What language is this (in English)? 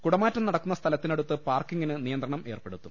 Malayalam